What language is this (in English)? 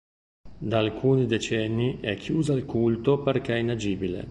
Italian